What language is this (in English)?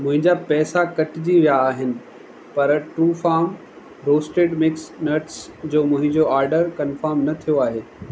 Sindhi